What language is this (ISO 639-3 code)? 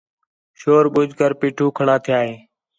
xhe